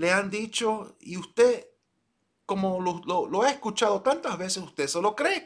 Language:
Spanish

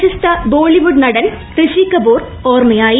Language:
Malayalam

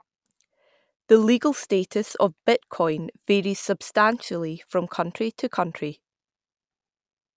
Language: English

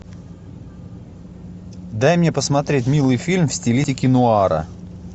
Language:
Russian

